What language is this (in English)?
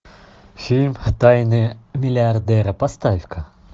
Russian